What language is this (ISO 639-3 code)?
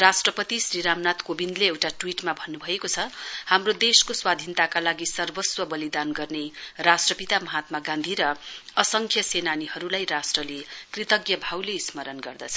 nep